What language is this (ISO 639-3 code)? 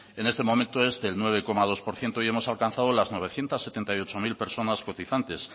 spa